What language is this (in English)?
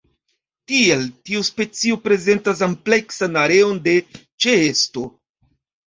Esperanto